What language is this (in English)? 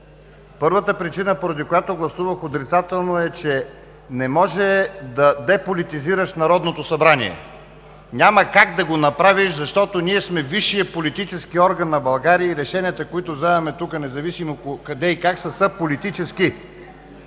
Bulgarian